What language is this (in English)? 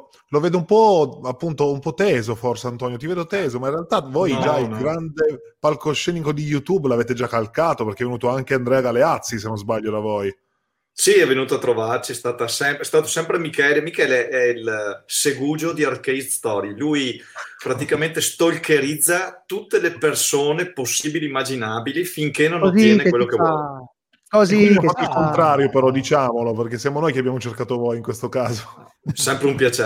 Italian